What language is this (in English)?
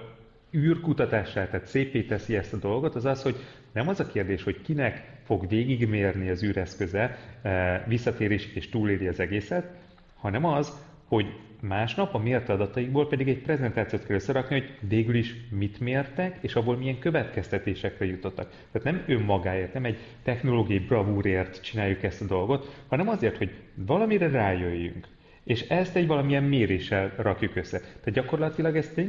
Hungarian